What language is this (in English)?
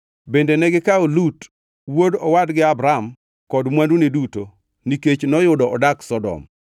Luo (Kenya and Tanzania)